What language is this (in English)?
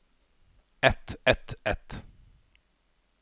Norwegian